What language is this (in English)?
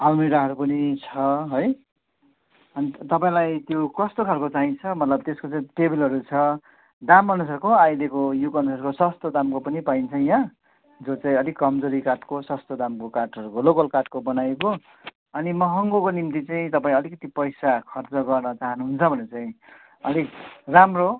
Nepali